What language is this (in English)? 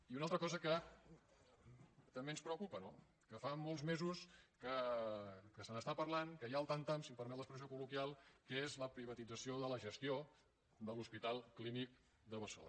Catalan